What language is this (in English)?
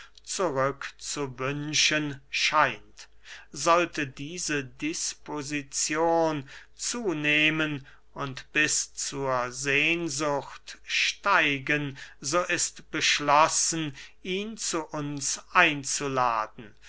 German